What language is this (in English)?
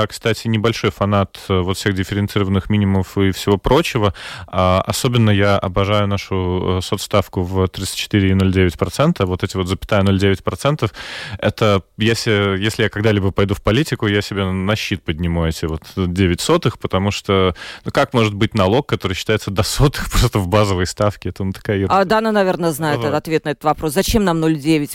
Russian